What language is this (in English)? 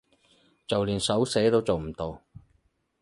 Cantonese